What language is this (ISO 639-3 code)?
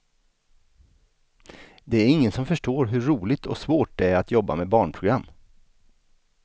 swe